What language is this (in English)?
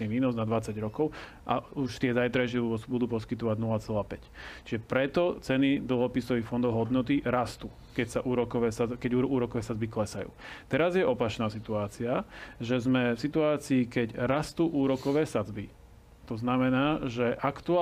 Slovak